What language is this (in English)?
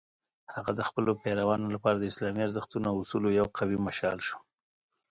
Pashto